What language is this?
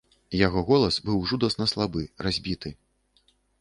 Belarusian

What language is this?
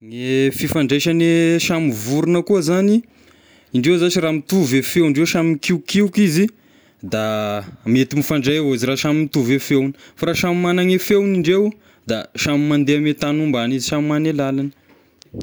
Tesaka Malagasy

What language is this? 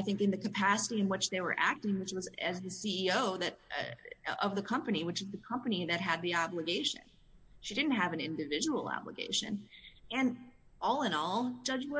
English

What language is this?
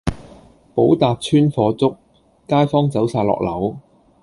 Cantonese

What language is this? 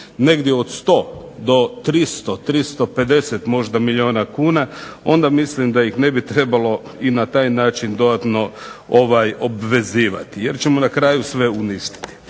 Croatian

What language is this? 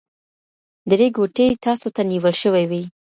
Pashto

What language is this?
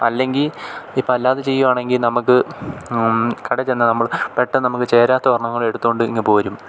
Malayalam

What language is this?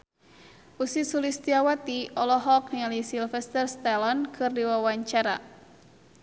Sundanese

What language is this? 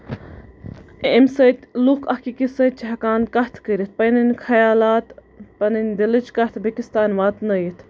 Kashmiri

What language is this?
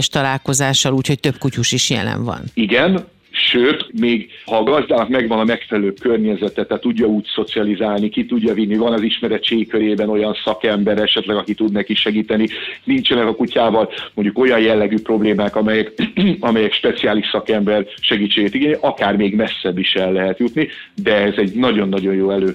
Hungarian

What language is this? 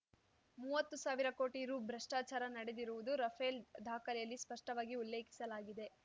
Kannada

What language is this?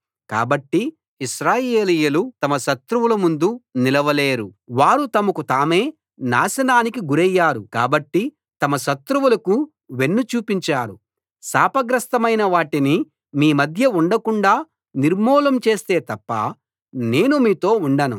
Telugu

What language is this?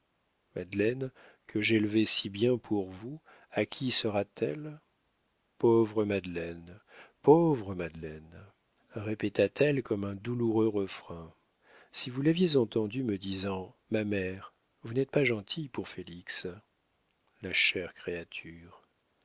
French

